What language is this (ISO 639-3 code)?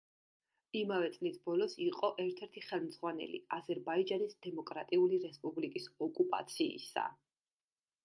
kat